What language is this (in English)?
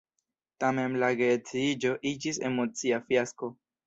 Esperanto